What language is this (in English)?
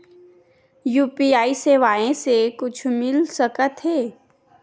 Chhattisgarhi